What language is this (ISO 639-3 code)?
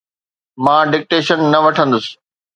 snd